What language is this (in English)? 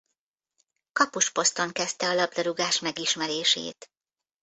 Hungarian